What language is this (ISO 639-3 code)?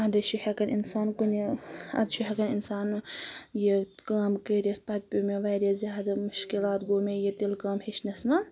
kas